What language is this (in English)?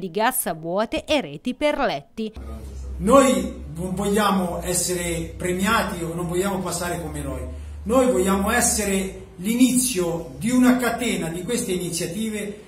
Italian